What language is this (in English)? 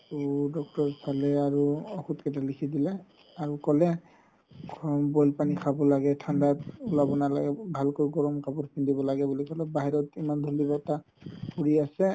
Assamese